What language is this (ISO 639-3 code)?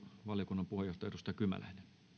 fin